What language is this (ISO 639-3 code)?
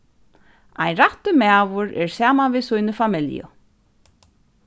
fao